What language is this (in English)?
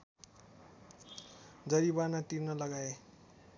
Nepali